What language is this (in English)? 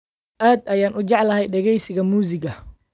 Somali